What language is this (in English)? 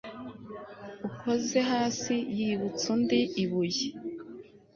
Kinyarwanda